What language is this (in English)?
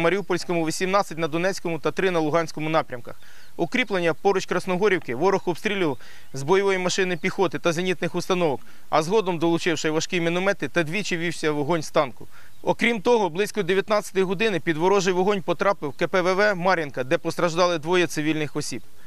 Russian